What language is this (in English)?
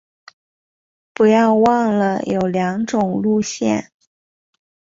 Chinese